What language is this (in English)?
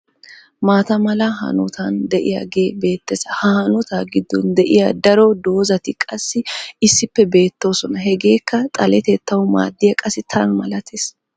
Wolaytta